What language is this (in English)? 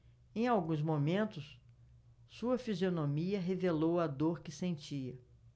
Portuguese